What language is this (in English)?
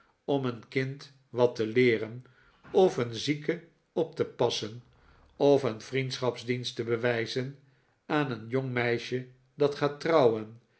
Dutch